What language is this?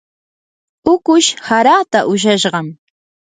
Yanahuanca Pasco Quechua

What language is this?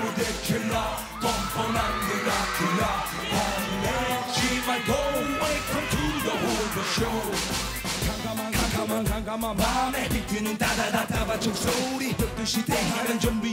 Korean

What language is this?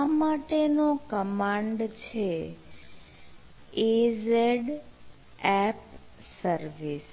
Gujarati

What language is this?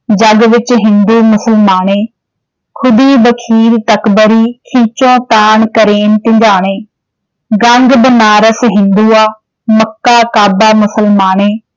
Punjabi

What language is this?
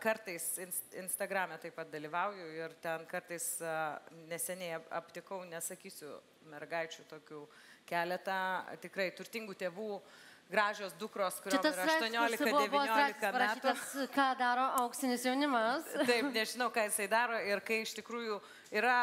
Lithuanian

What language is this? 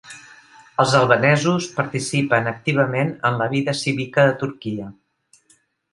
Catalan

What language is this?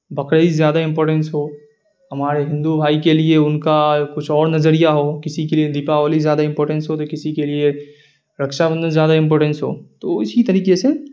Urdu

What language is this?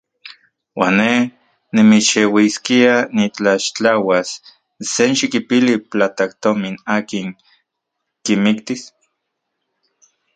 Central Puebla Nahuatl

